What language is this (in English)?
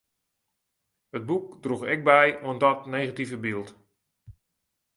Western Frisian